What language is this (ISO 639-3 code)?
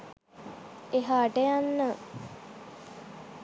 sin